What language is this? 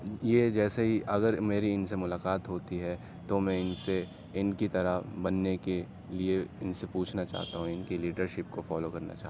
Urdu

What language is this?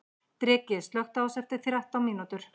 Icelandic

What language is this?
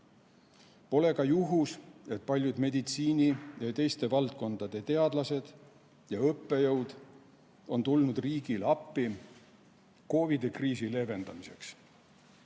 Estonian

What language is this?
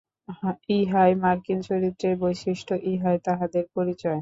Bangla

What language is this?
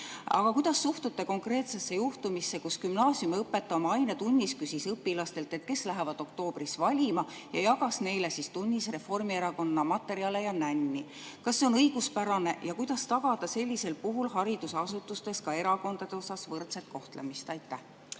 Estonian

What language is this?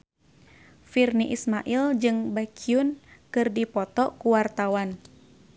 Sundanese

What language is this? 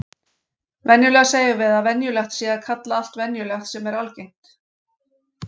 Icelandic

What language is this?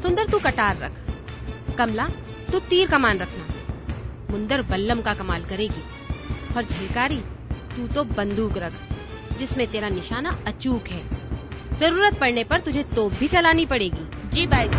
Hindi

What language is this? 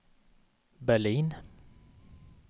Swedish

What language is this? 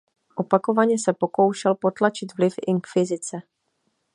Czech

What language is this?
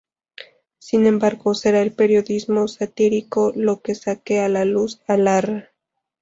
Spanish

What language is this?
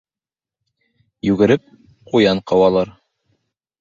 Bashkir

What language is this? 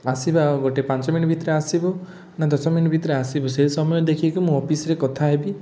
Odia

